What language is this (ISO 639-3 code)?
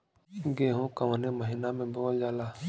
bho